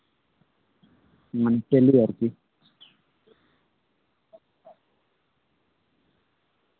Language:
Santali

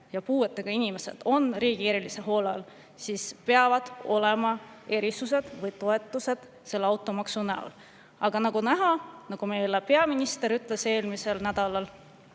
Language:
Estonian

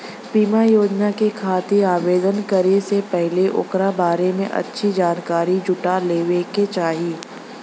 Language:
Bhojpuri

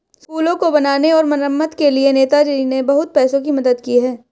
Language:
Hindi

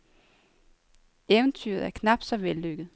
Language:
Danish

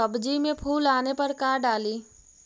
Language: Magahi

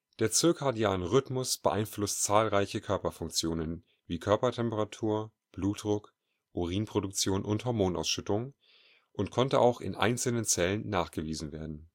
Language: German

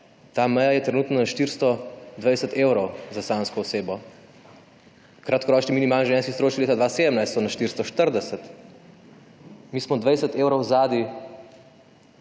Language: Slovenian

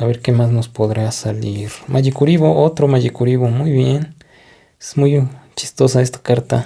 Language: Spanish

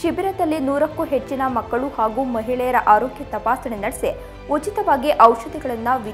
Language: Hindi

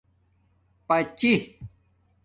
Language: Domaaki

